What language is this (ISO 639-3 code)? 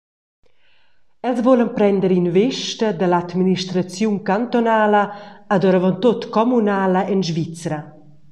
roh